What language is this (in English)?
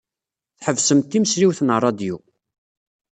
Kabyle